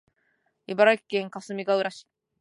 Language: Japanese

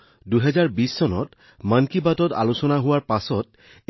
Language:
Assamese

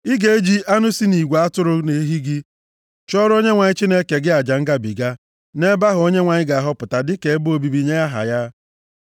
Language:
Igbo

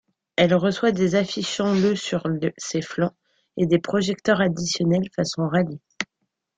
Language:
French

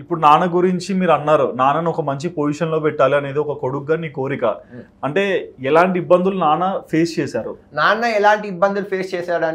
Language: Telugu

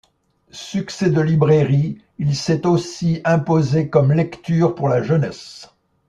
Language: French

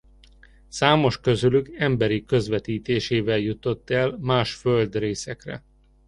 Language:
Hungarian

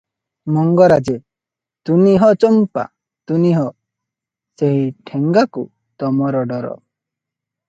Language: Odia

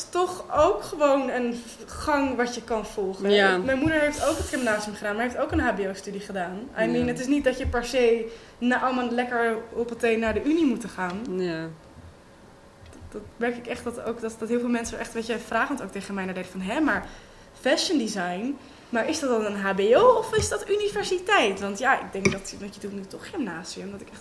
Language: Dutch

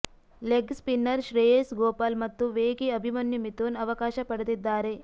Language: Kannada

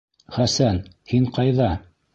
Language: Bashkir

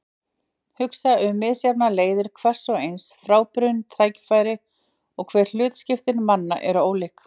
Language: Icelandic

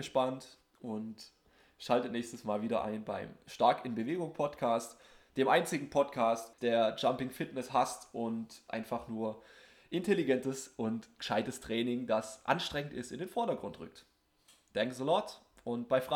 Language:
German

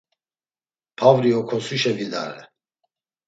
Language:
Laz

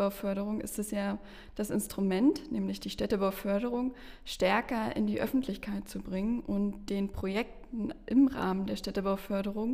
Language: German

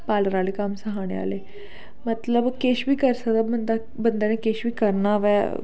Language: Dogri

